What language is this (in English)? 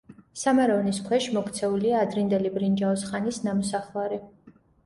Georgian